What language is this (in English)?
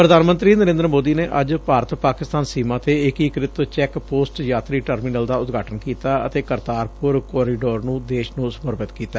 Punjabi